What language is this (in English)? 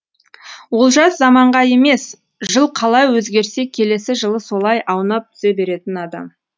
Kazakh